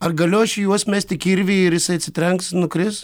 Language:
Lithuanian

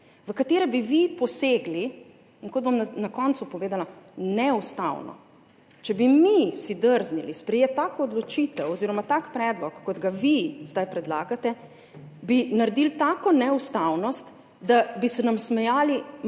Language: Slovenian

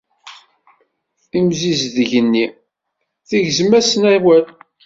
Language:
Kabyle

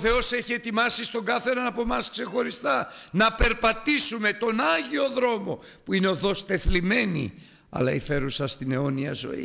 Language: Greek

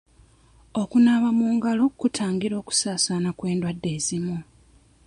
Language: Ganda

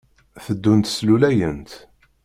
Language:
Kabyle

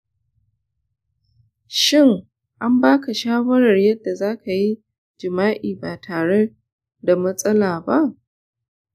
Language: Hausa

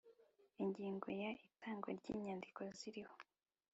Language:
Kinyarwanda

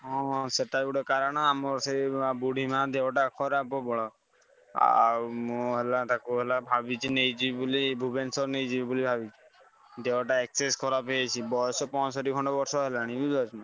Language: Odia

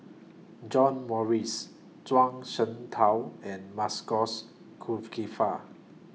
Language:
English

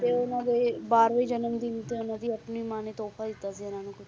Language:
Punjabi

